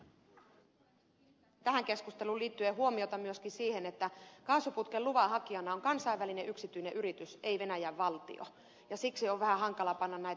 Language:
Finnish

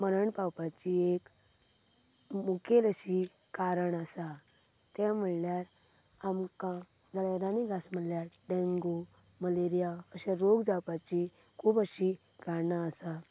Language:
Konkani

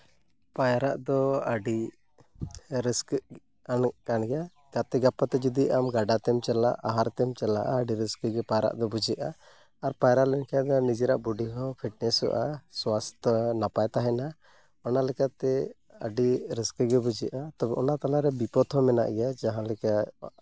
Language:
Santali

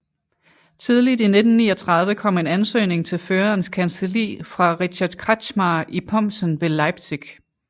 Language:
Danish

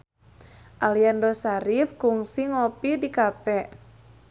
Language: Sundanese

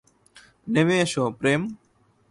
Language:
Bangla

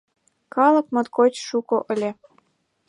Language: Mari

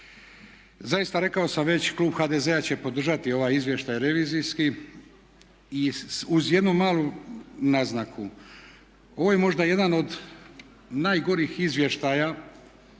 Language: Croatian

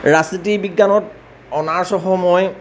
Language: Assamese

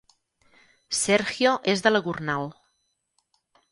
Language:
Catalan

